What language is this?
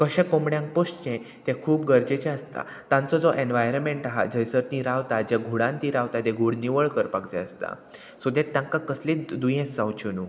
Konkani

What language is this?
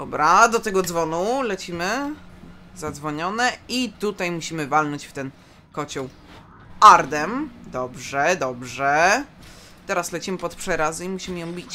Polish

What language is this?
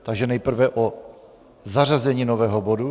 Czech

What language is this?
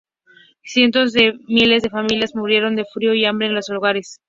Spanish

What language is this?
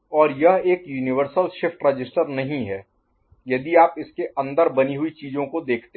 Hindi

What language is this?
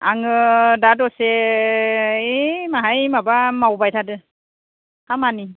Bodo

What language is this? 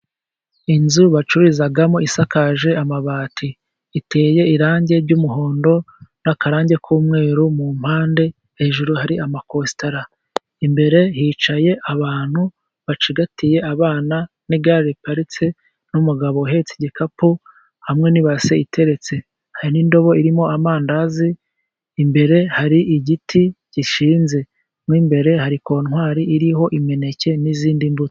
Kinyarwanda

